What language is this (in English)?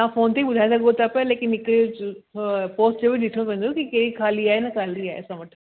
Sindhi